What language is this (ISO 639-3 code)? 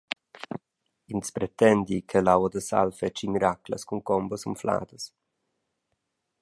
roh